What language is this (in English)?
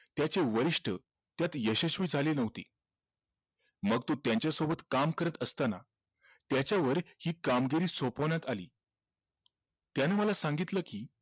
Marathi